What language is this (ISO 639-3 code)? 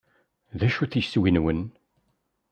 kab